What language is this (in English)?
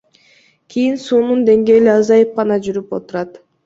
Kyrgyz